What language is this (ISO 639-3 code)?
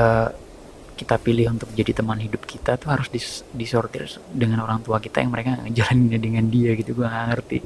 ind